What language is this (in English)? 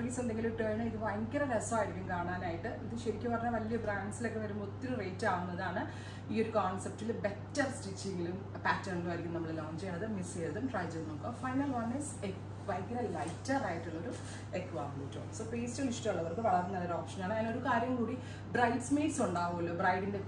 Malayalam